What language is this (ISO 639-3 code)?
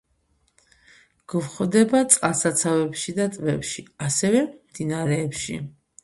kat